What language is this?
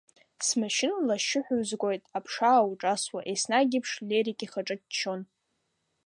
Abkhazian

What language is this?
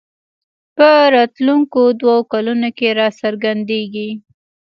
Pashto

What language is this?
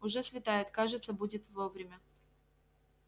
Russian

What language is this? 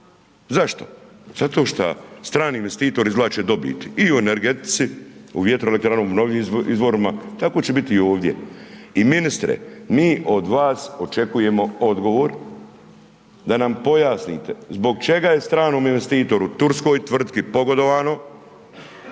Croatian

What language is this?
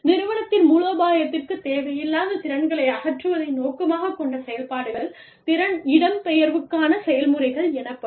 Tamil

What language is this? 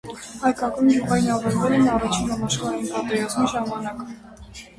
Armenian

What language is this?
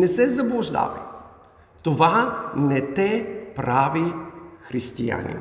Bulgarian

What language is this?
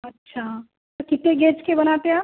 Urdu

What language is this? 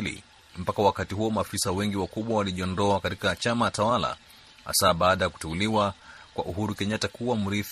Swahili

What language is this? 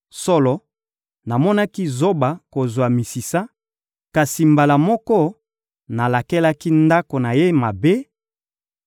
Lingala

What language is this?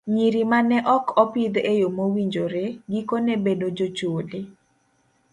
Luo (Kenya and Tanzania)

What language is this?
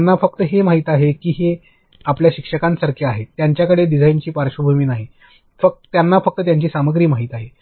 Marathi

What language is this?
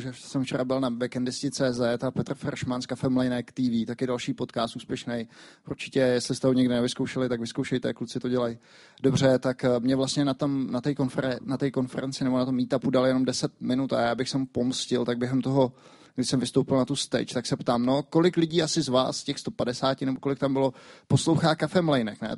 Czech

